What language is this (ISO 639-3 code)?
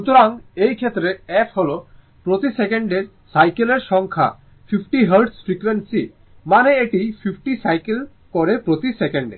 ben